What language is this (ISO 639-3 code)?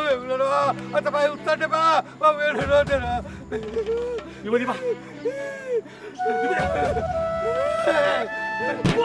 ind